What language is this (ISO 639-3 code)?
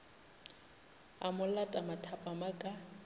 nso